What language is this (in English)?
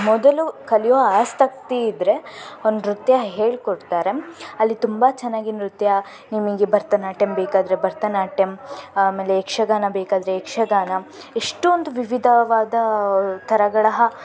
Kannada